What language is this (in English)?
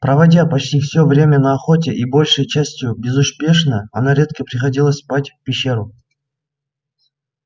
Russian